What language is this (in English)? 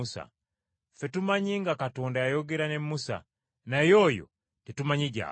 Ganda